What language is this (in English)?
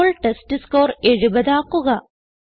Malayalam